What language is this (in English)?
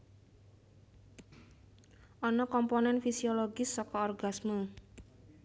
Javanese